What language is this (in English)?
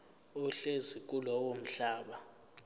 Zulu